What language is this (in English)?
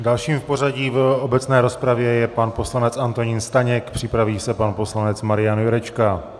Czech